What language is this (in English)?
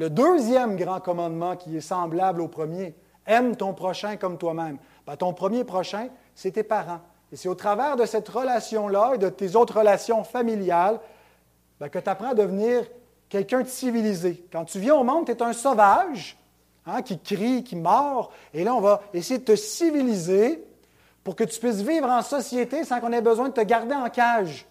French